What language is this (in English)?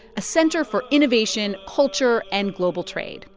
English